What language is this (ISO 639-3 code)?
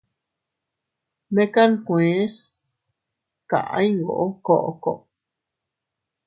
cut